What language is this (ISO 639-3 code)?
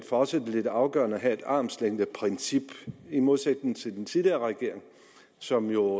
dan